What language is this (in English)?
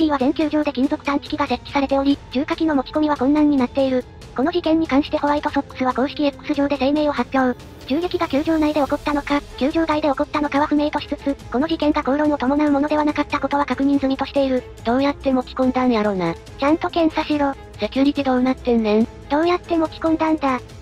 Japanese